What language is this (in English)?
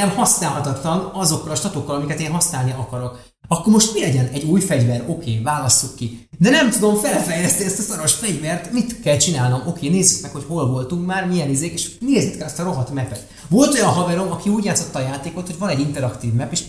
Hungarian